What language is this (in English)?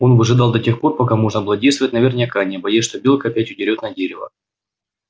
Russian